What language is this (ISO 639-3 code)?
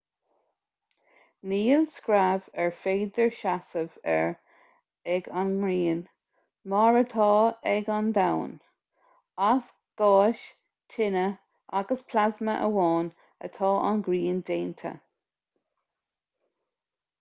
gle